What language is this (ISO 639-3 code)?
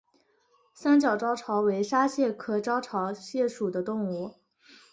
zho